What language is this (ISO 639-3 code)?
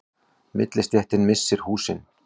isl